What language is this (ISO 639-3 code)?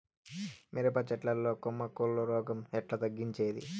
tel